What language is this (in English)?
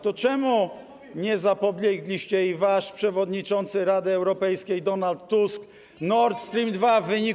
Polish